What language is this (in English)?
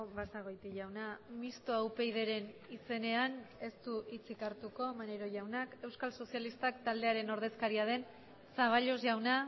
Basque